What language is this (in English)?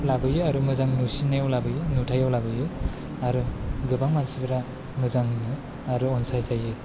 Bodo